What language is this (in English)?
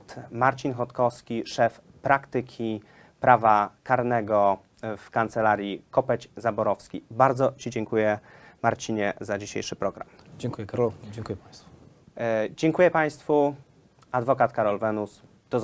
Polish